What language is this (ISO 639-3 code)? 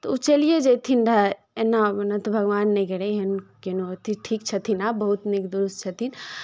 mai